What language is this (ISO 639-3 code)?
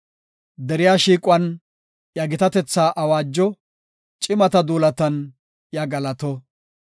gof